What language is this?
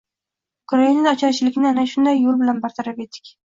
Uzbek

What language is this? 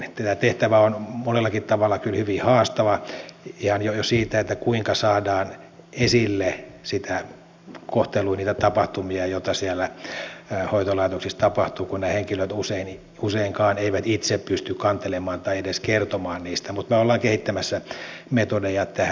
Finnish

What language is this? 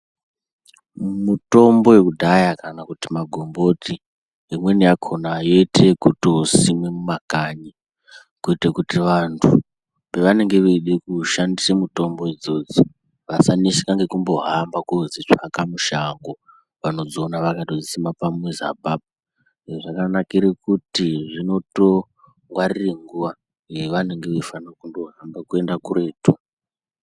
Ndau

